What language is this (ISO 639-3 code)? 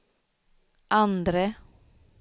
swe